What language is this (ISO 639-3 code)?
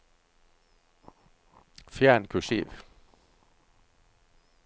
nor